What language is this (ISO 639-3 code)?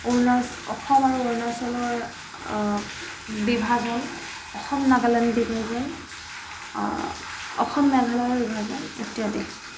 asm